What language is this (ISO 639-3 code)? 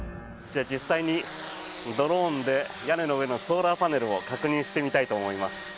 jpn